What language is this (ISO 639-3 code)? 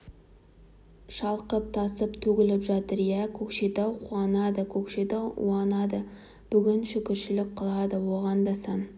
kaz